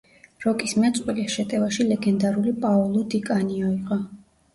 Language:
Georgian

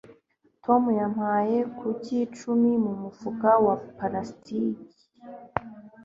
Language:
Kinyarwanda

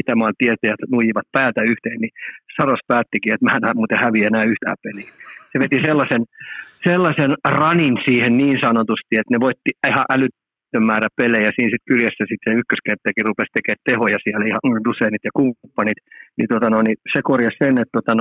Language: Finnish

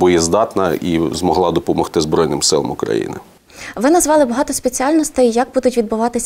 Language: Ukrainian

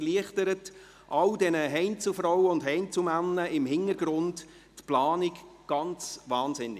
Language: Swiss German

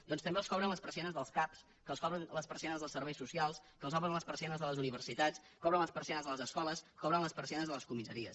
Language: Catalan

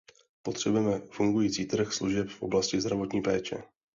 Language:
Czech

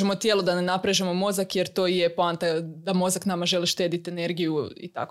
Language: Croatian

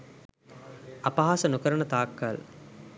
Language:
Sinhala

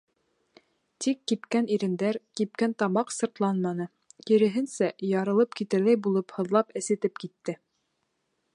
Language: Bashkir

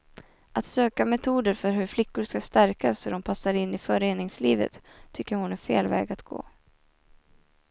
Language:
Swedish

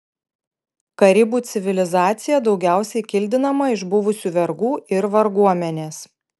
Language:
Lithuanian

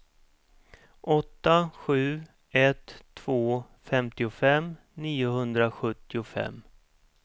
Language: Swedish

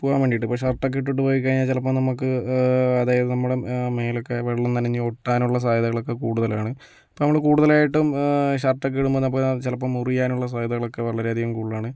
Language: Malayalam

